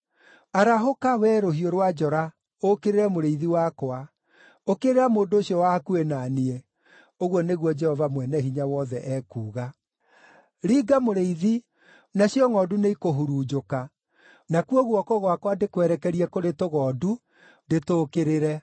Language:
Kikuyu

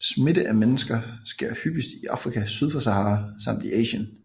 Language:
Danish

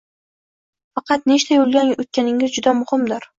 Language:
Uzbek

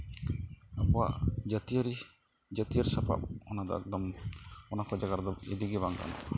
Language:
Santali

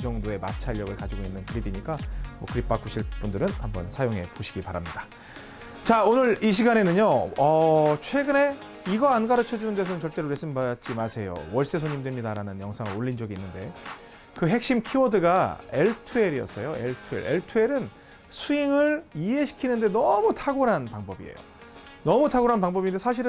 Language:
Korean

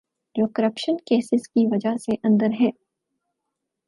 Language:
Urdu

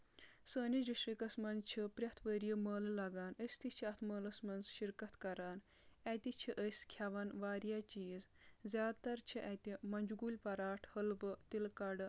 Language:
Kashmiri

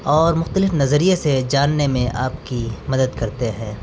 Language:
Urdu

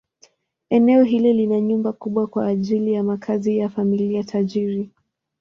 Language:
Swahili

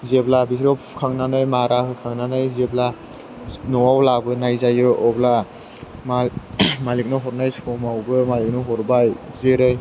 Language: Bodo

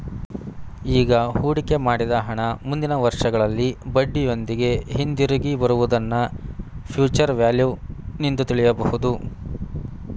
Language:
Kannada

